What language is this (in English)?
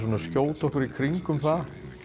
Icelandic